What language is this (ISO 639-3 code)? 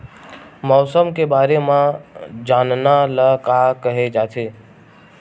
hne